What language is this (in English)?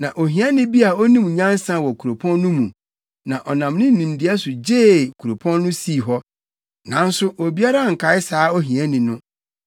Akan